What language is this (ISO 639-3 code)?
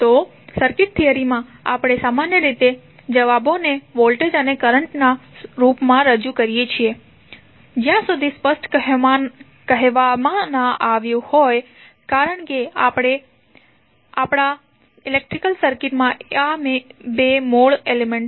guj